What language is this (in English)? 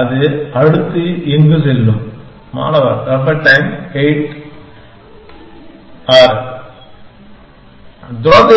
Tamil